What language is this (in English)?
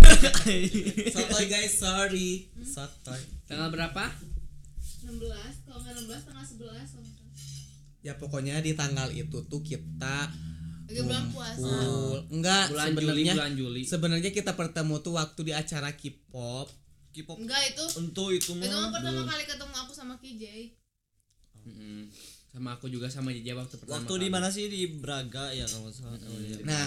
Indonesian